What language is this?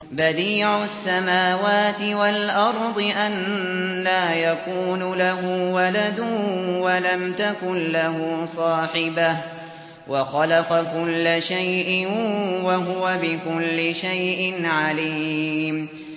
Arabic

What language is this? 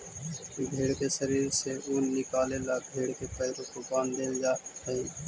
Magahi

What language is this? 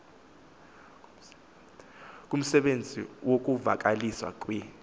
Xhosa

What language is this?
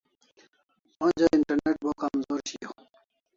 Kalasha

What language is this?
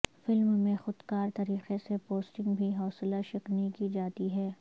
Urdu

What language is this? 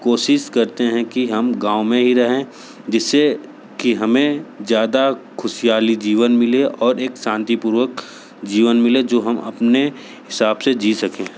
Hindi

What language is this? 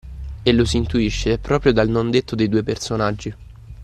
Italian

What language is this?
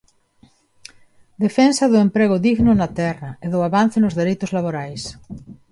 Galician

